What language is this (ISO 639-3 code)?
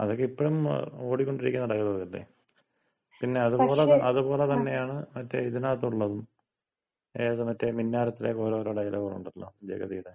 mal